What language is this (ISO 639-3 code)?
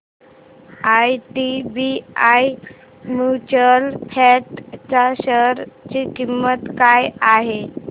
mar